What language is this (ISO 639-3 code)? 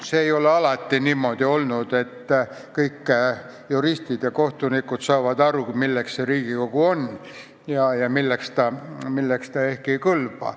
est